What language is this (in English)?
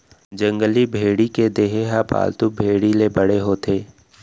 Chhattisgarhi